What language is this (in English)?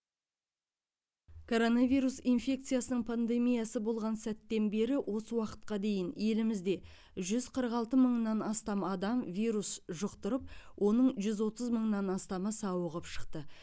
Kazakh